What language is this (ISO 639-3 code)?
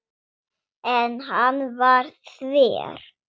isl